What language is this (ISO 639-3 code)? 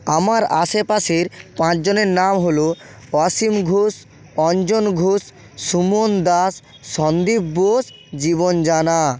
ben